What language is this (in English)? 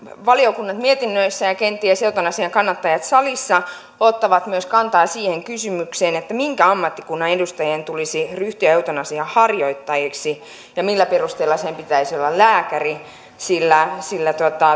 Finnish